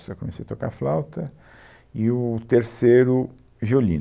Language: Portuguese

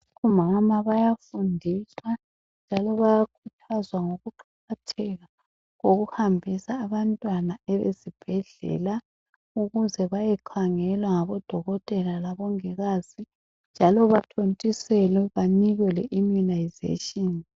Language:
North Ndebele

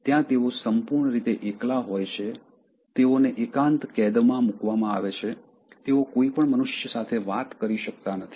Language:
Gujarati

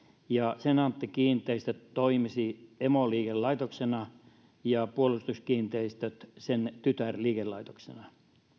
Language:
Finnish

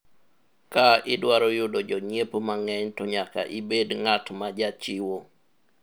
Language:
Luo (Kenya and Tanzania)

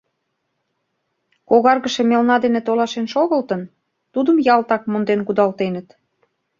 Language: Mari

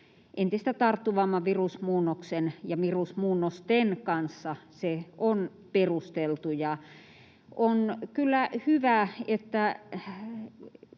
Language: Finnish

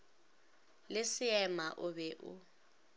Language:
Northern Sotho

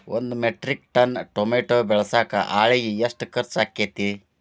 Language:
Kannada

